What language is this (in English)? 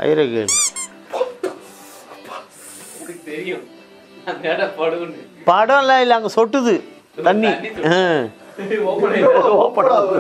Tamil